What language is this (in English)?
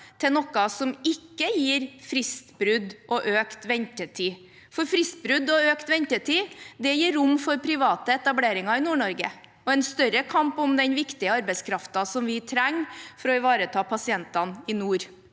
Norwegian